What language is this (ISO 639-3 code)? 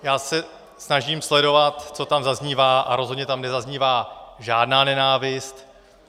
ces